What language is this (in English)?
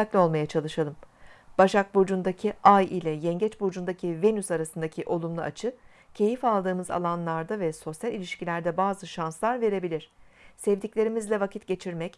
Turkish